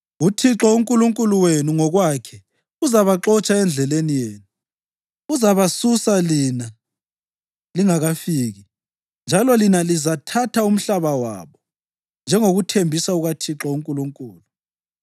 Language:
North Ndebele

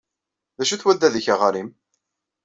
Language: Kabyle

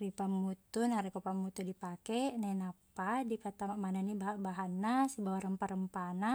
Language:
Buginese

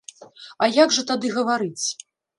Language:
Belarusian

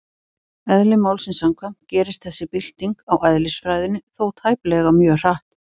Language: Icelandic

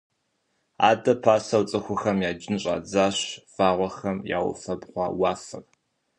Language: Kabardian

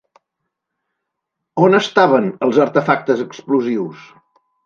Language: Catalan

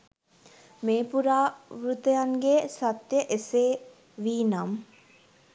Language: Sinhala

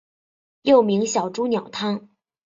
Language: Chinese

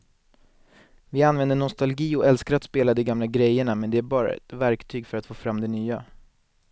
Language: Swedish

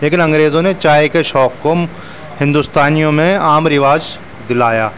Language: Urdu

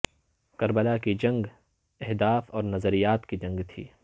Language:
Urdu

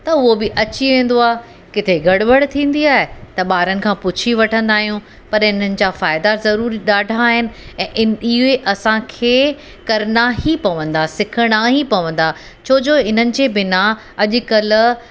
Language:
Sindhi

